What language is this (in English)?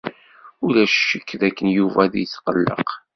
Kabyle